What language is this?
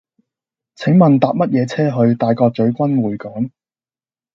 Cantonese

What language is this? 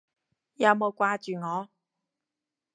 Cantonese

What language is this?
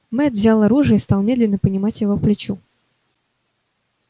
Russian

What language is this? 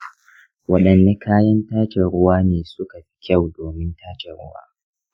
Hausa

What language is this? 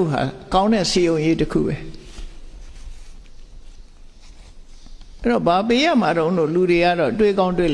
Vietnamese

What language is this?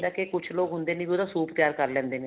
Punjabi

